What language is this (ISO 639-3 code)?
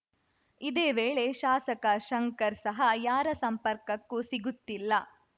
kan